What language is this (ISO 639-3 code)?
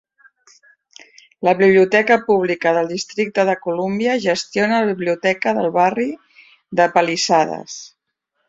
cat